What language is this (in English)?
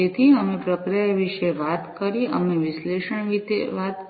Gujarati